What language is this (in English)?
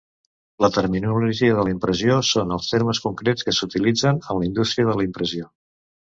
Catalan